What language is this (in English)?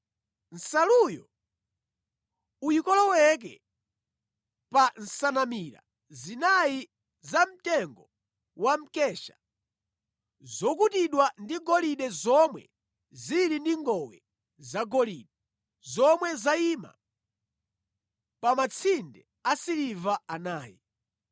Nyanja